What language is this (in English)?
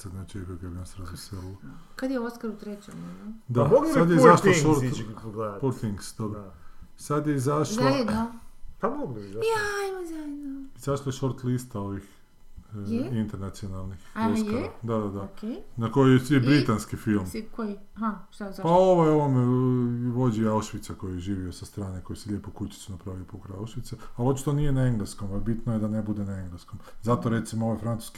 Croatian